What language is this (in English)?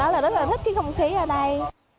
Vietnamese